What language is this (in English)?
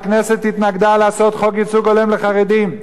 Hebrew